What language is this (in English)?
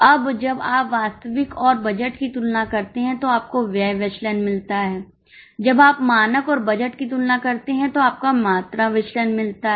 Hindi